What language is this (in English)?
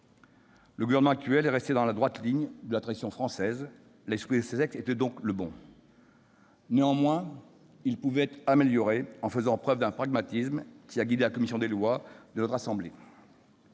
French